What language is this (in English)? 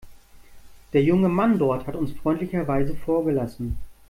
German